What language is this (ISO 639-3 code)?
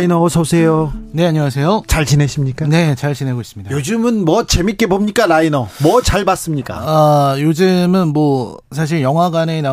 kor